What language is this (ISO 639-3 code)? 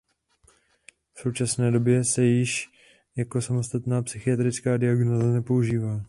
ces